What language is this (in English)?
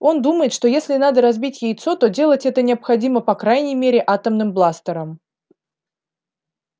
Russian